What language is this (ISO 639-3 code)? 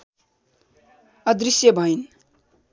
nep